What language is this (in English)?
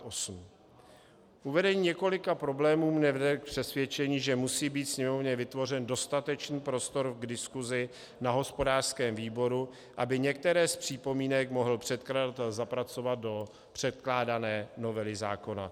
Czech